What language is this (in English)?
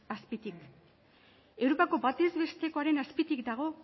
Basque